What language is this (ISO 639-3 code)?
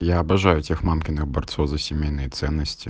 rus